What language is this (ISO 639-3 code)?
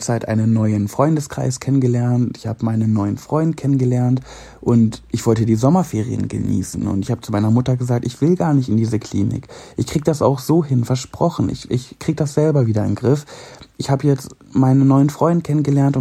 deu